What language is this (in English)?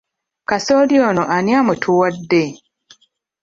Ganda